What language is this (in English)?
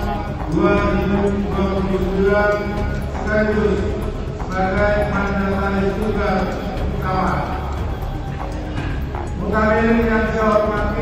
Indonesian